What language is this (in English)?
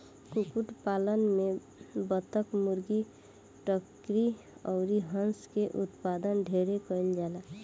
Bhojpuri